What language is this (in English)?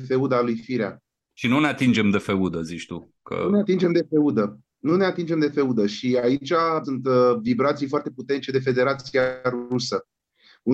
Romanian